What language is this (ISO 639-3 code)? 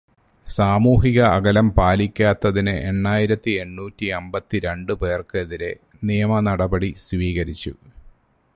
mal